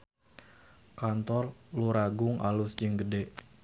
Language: Sundanese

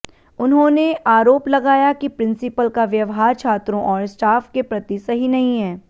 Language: Hindi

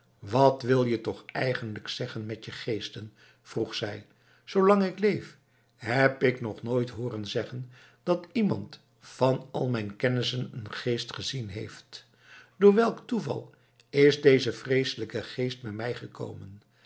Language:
Dutch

